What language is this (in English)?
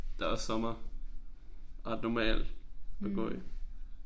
Danish